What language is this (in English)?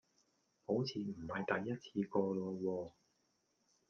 Cantonese